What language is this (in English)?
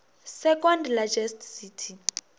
Northern Sotho